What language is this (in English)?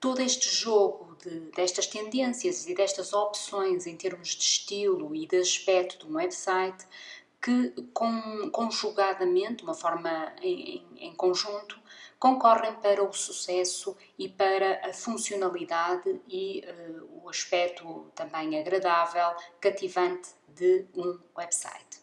Portuguese